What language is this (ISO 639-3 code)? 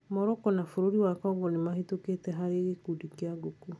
kik